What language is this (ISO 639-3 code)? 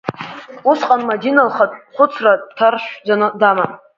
abk